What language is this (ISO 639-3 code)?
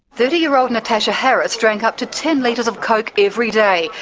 eng